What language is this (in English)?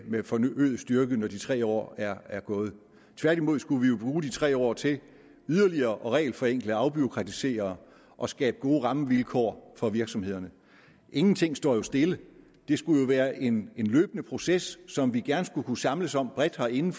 Danish